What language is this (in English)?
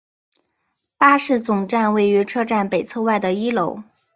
Chinese